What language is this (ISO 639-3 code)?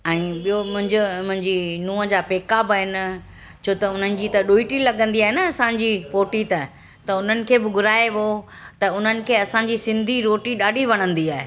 snd